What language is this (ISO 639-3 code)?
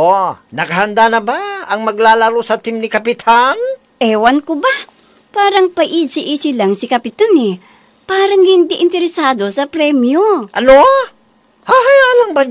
fil